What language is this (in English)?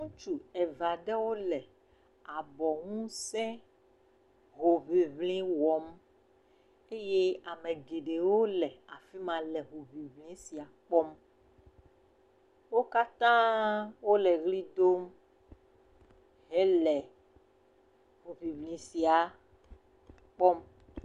Ewe